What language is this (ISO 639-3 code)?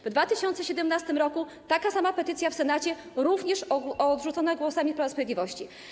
pol